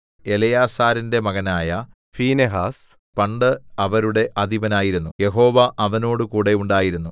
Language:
Malayalam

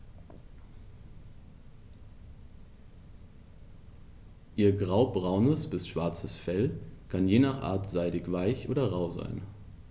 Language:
German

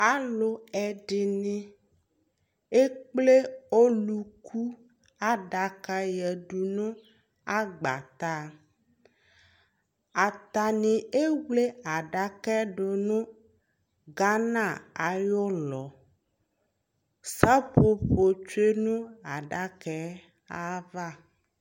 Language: Ikposo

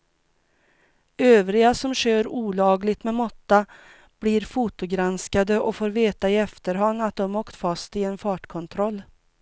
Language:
Swedish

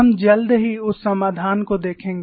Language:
Hindi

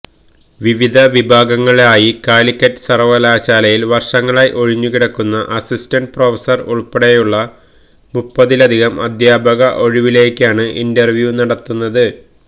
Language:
Malayalam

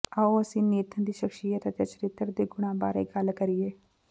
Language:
Punjabi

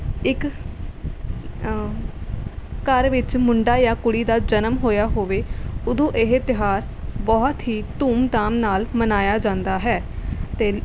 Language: Punjabi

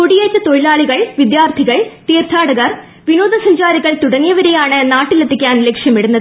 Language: Malayalam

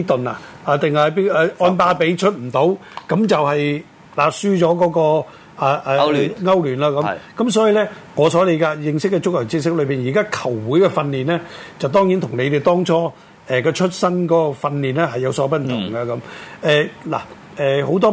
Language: Chinese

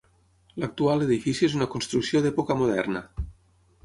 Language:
Catalan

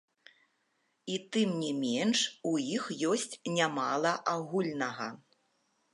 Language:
Belarusian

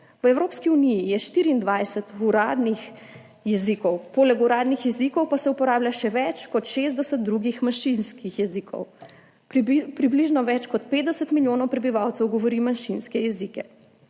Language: Slovenian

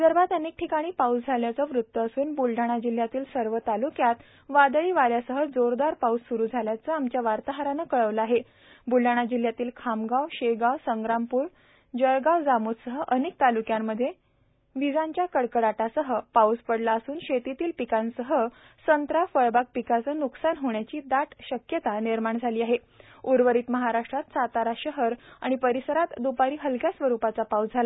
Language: Marathi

